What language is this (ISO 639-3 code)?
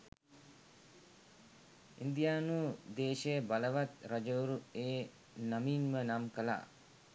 sin